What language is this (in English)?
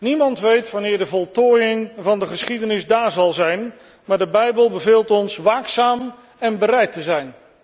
Dutch